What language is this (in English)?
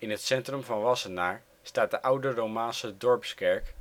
Dutch